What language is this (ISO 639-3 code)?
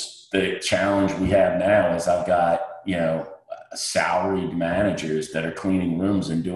eng